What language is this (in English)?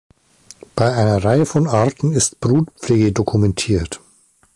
German